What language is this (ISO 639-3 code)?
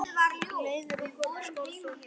isl